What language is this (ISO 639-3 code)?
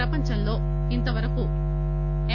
tel